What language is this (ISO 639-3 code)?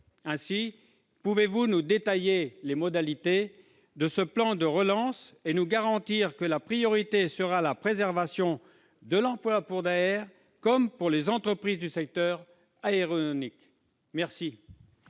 fra